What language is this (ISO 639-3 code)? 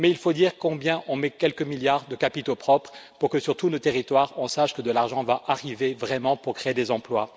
fra